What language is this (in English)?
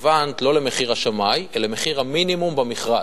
Hebrew